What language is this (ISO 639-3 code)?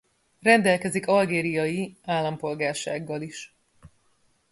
hun